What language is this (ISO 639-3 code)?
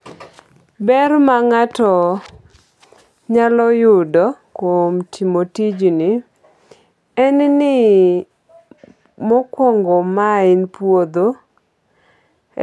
luo